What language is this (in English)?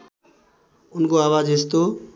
Nepali